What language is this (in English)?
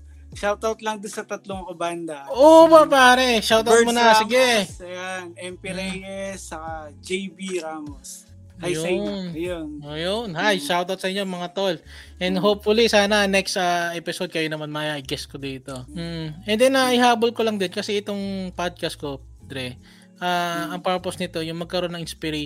Filipino